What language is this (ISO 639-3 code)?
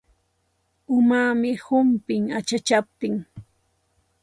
qxt